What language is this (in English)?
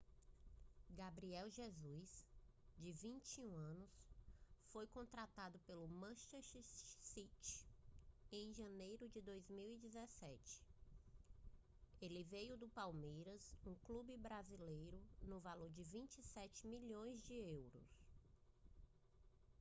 Portuguese